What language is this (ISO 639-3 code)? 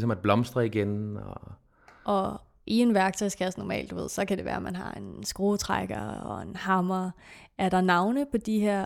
dan